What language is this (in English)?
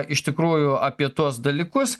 Lithuanian